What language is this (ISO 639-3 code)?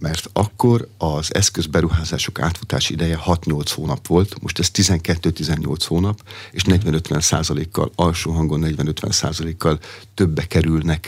hun